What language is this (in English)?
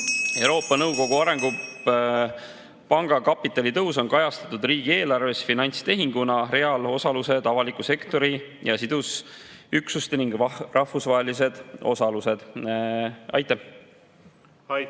Estonian